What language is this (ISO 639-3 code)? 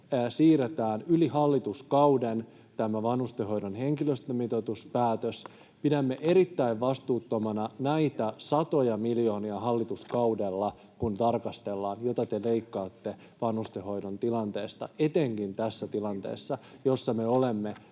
fin